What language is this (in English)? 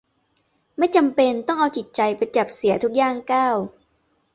Thai